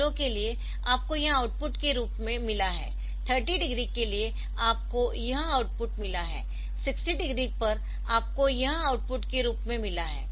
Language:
Hindi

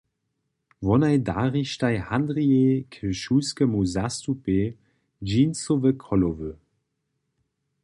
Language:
Upper Sorbian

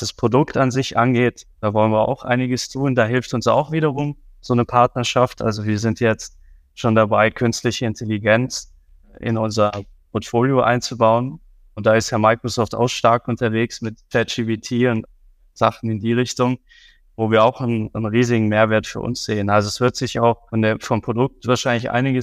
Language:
German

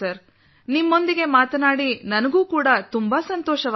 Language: Kannada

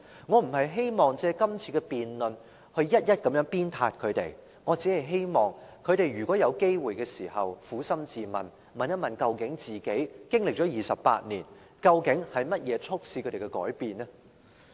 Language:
Cantonese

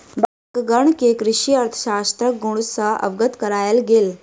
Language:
Maithili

